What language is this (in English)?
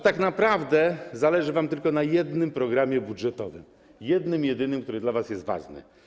Polish